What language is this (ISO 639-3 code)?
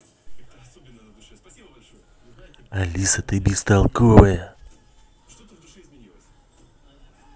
rus